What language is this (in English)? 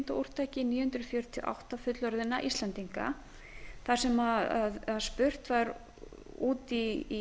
Icelandic